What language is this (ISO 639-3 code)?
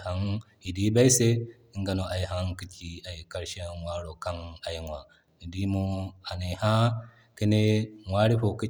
dje